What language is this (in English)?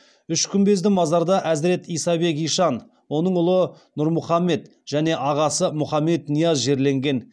Kazakh